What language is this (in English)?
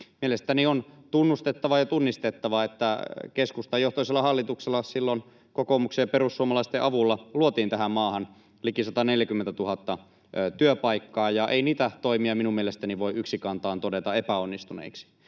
Finnish